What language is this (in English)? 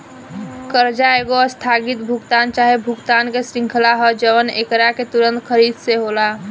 Bhojpuri